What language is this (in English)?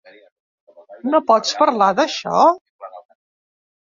Catalan